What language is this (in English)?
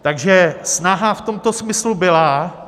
Czech